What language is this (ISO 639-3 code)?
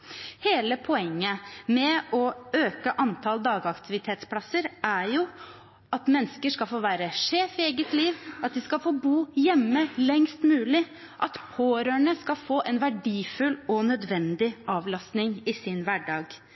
nob